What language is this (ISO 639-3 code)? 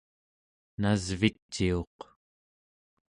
esu